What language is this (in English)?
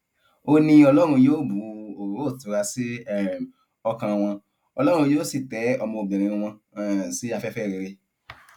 Yoruba